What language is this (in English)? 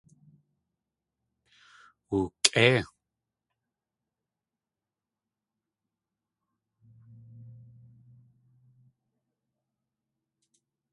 Tlingit